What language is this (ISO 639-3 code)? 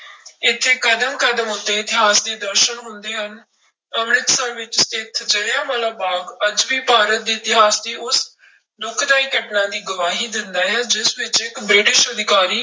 pan